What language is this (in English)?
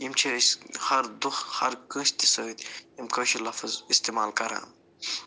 Kashmiri